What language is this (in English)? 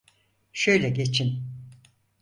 Turkish